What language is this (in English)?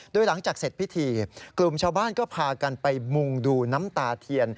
Thai